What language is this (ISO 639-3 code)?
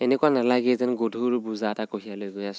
asm